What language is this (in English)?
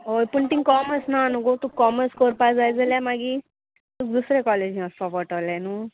Konkani